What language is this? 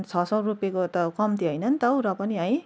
Nepali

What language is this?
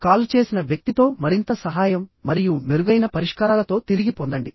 Telugu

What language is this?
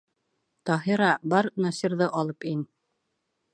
Bashkir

